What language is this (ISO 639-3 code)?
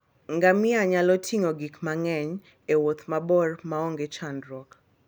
luo